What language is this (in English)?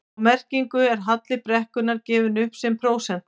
Icelandic